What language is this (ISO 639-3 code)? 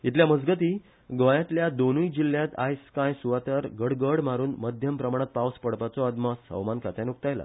kok